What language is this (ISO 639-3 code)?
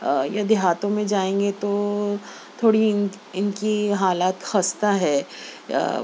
urd